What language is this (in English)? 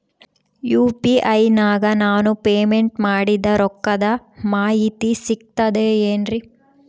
Kannada